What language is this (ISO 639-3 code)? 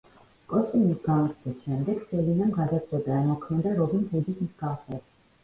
kat